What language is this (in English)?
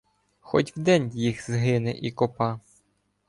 Ukrainian